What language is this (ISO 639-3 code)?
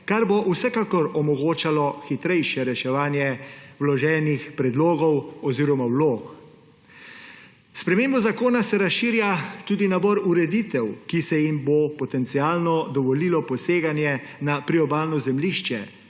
slv